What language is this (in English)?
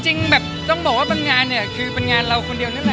Thai